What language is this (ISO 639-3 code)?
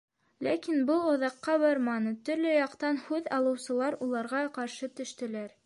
bak